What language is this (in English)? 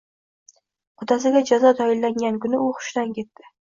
Uzbek